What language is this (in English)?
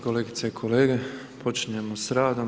Croatian